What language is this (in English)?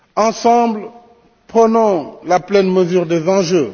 French